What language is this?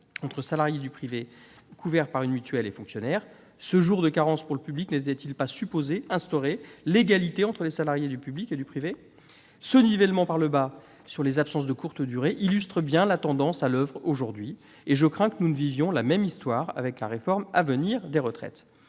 French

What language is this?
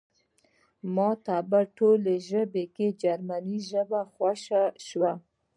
Pashto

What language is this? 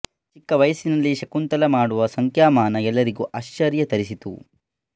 Kannada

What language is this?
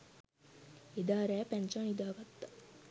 Sinhala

